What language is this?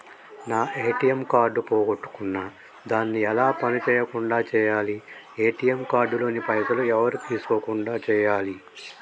Telugu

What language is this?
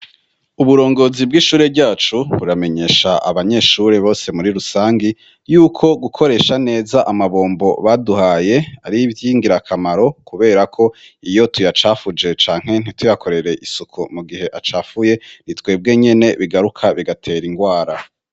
Rundi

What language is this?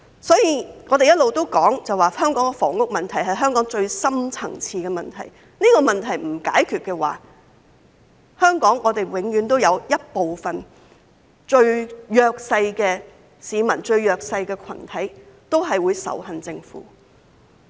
Cantonese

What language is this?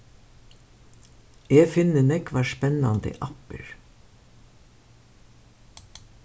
Faroese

